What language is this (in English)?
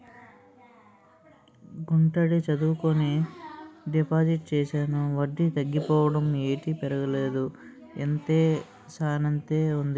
Telugu